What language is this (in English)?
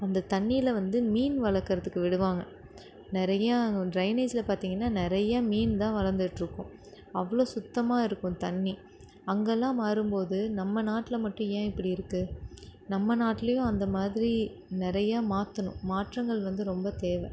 Tamil